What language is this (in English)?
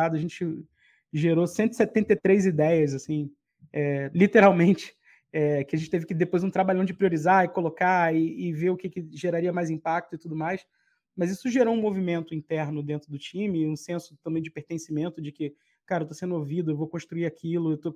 Portuguese